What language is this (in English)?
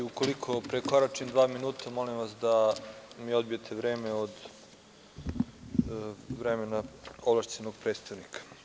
Serbian